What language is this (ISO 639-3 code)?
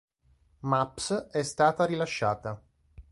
ita